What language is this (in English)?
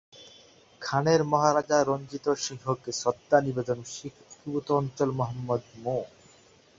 Bangla